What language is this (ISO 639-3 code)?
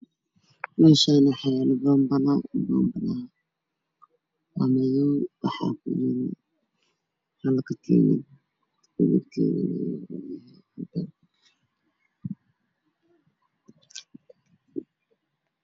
som